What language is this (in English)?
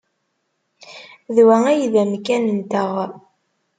Kabyle